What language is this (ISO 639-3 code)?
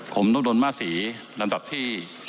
tha